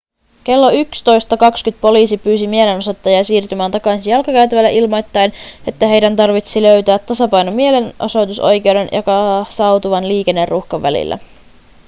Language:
Finnish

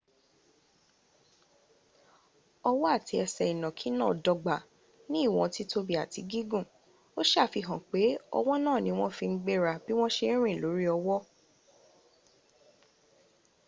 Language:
Yoruba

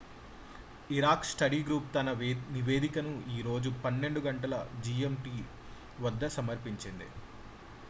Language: Telugu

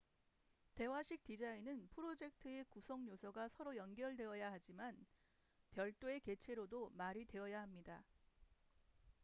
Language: Korean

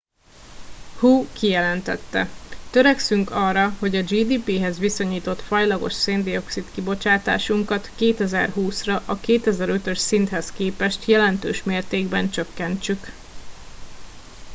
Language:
Hungarian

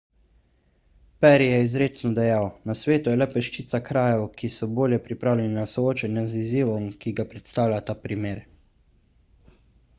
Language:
Slovenian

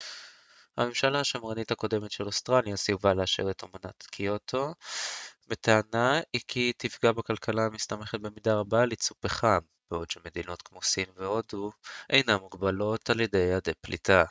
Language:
Hebrew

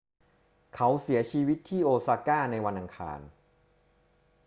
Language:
Thai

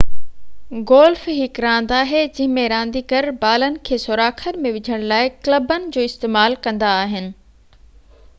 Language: Sindhi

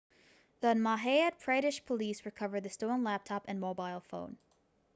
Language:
English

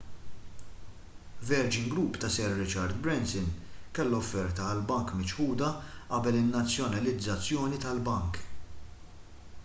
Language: Maltese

